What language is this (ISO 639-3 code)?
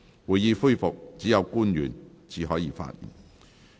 yue